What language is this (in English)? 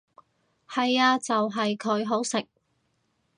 Cantonese